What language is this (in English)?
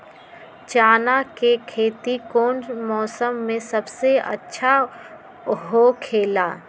Magahi